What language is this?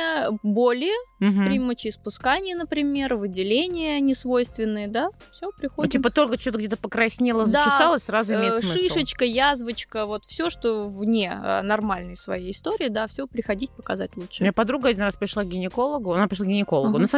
Russian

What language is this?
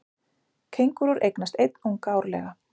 Icelandic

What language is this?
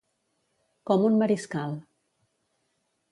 Catalan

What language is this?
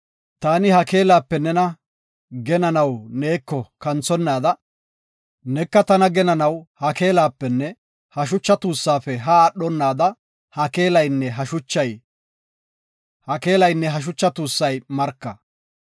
Gofa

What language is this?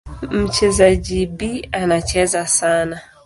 Swahili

